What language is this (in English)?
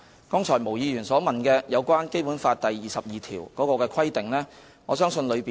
Cantonese